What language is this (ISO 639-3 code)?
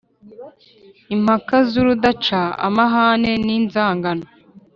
kin